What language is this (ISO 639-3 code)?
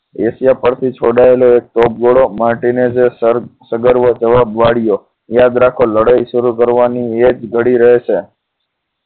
guj